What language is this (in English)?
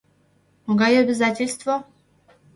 Mari